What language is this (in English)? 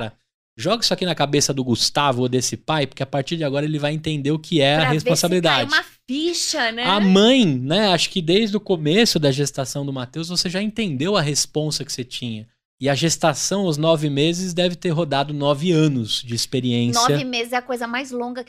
Portuguese